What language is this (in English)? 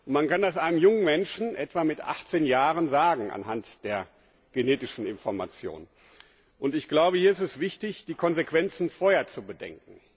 German